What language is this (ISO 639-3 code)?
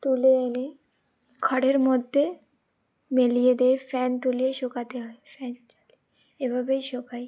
ben